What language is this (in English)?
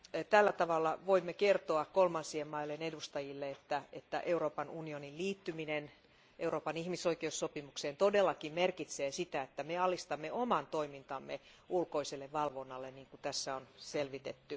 Finnish